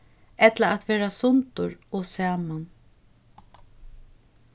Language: Faroese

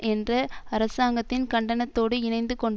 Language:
Tamil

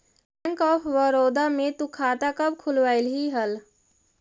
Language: Magahi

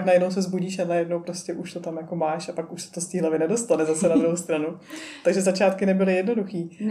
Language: Czech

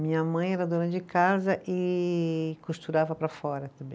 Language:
Portuguese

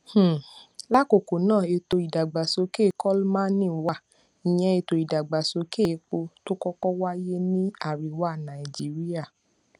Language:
Yoruba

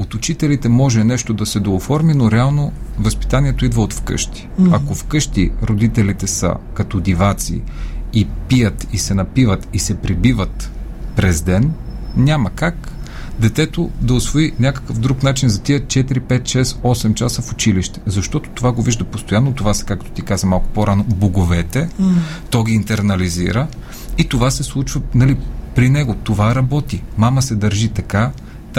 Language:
Bulgarian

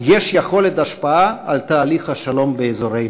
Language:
Hebrew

